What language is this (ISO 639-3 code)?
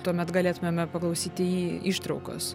lit